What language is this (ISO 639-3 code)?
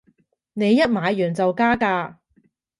yue